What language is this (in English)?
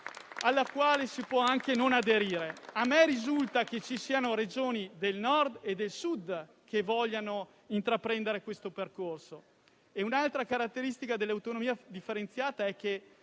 Italian